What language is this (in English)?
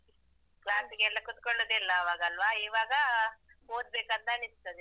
Kannada